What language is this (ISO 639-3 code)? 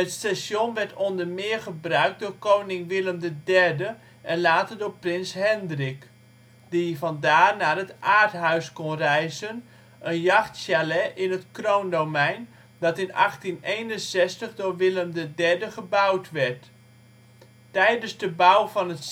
nld